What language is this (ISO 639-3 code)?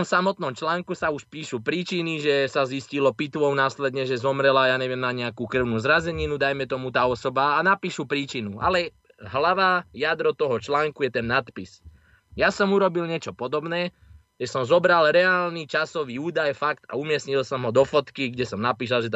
slk